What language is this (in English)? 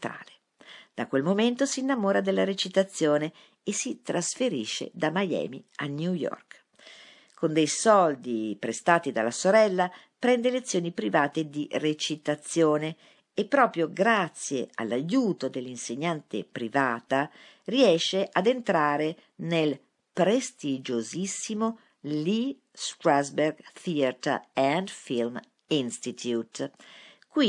Italian